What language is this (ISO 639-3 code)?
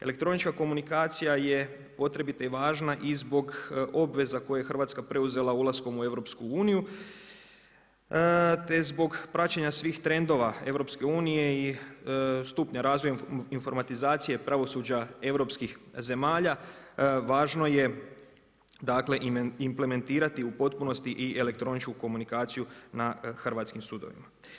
hrv